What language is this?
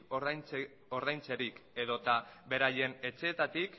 Basque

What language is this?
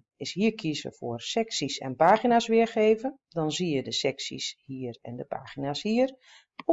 Dutch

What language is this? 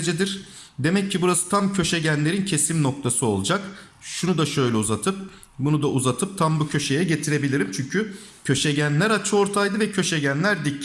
Turkish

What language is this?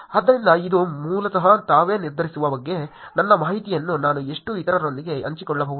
Kannada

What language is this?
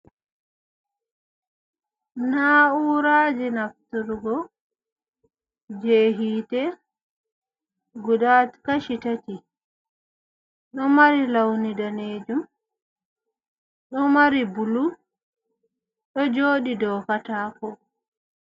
Fula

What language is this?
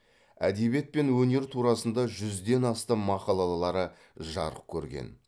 Kazakh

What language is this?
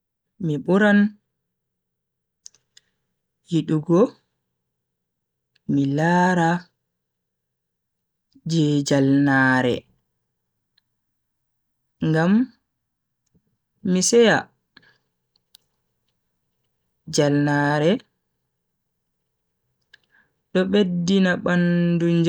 Bagirmi Fulfulde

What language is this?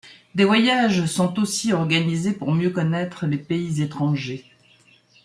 French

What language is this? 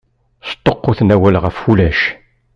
Kabyle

